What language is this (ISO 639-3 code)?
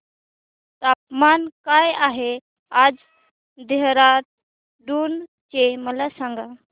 mar